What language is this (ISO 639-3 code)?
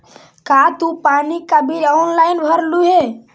mag